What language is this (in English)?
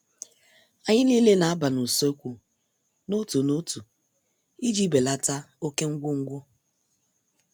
Igbo